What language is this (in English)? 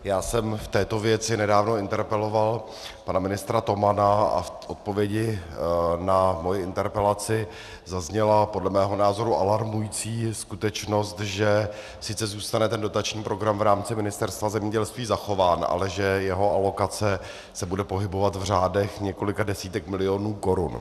Czech